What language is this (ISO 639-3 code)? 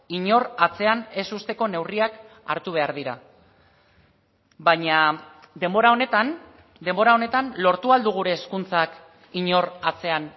eus